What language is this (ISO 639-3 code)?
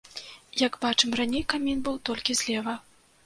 bel